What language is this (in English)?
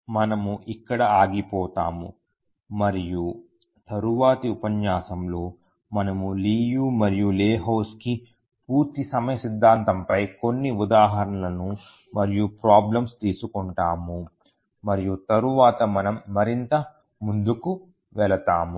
Telugu